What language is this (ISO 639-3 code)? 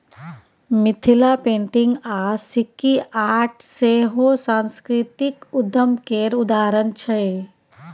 mai